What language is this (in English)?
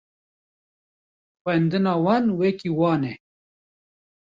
Kurdish